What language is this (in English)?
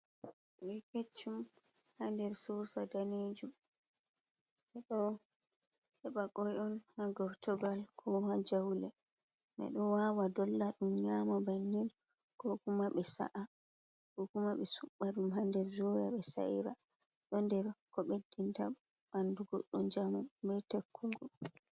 Fula